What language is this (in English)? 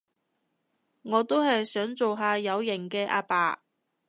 Cantonese